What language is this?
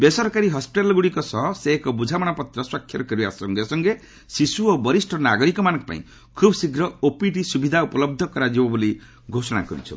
Odia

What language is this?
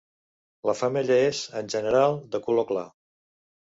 Catalan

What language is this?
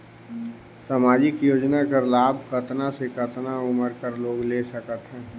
Chhattisgarhi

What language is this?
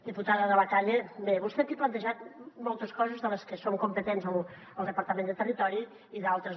Catalan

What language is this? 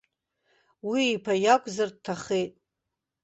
Abkhazian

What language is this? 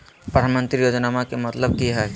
Magahi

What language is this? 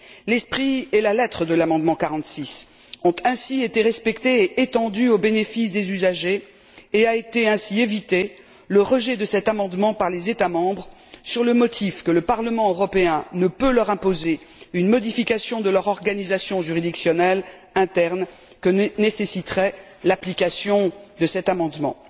French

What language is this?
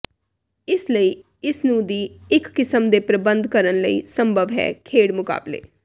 Punjabi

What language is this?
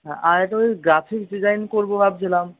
Bangla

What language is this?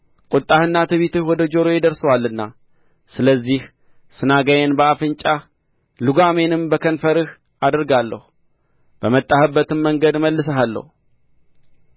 Amharic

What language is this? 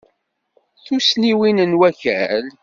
Kabyle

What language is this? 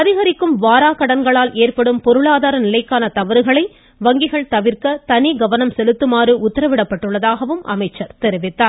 Tamil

